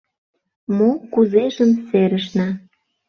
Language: Mari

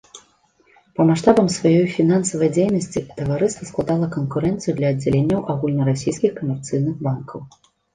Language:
Belarusian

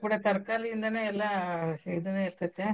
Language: Kannada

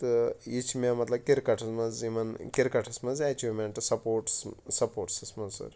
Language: Kashmiri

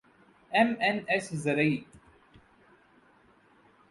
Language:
Urdu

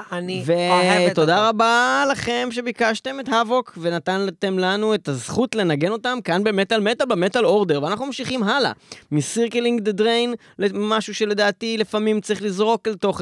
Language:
Hebrew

